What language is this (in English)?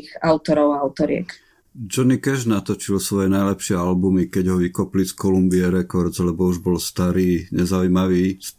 Slovak